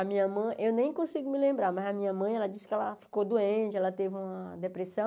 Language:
Portuguese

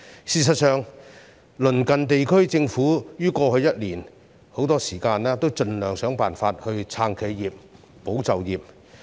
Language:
Cantonese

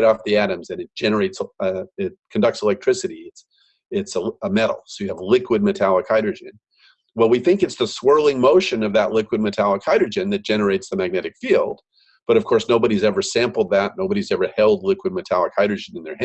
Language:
English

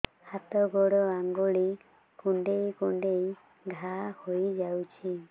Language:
Odia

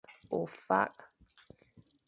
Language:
Fang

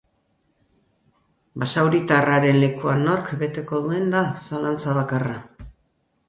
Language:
Basque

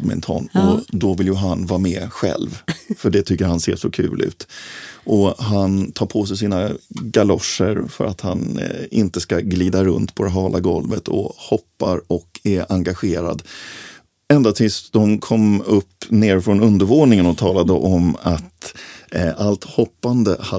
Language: Swedish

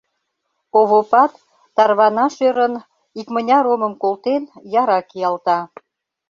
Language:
Mari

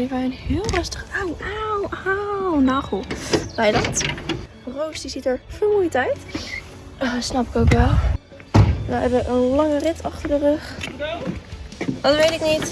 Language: Dutch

